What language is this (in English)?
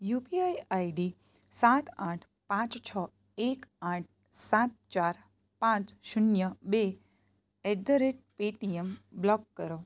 Gujarati